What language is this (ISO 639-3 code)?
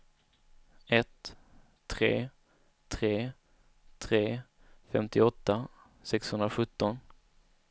swe